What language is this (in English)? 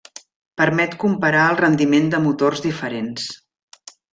Catalan